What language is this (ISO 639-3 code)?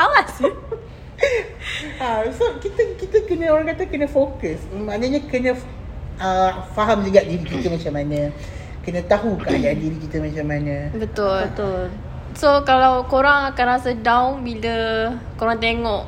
msa